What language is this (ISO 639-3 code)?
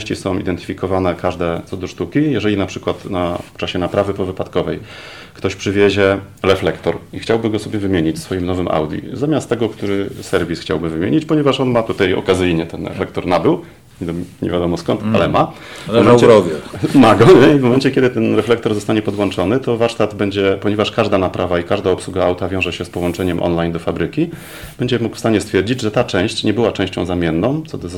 pol